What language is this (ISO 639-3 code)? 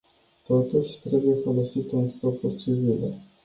ron